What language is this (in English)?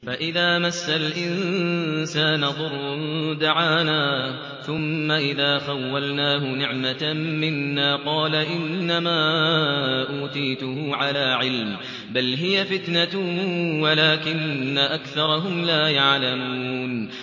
Arabic